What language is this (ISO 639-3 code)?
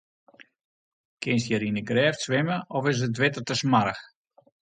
fry